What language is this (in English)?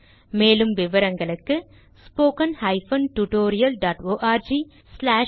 Tamil